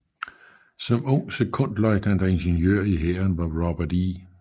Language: Danish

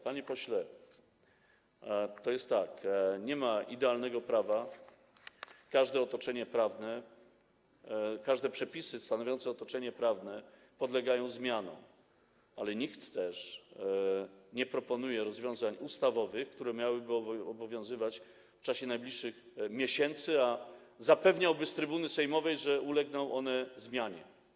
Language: Polish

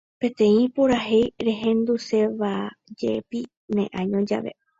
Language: Guarani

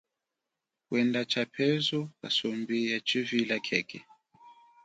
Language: Chokwe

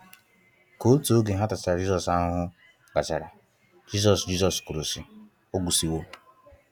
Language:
Igbo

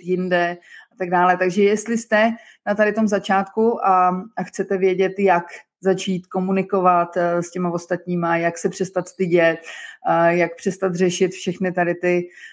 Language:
Czech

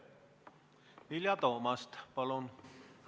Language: Estonian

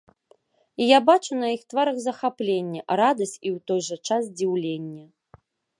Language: Belarusian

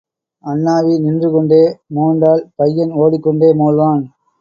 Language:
Tamil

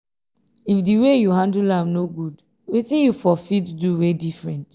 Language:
Nigerian Pidgin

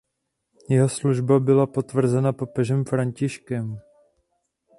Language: Czech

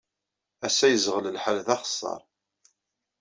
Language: Kabyle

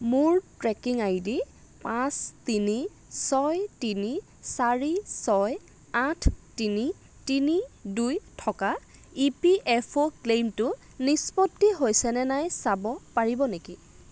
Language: Assamese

